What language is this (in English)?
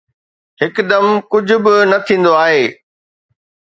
Sindhi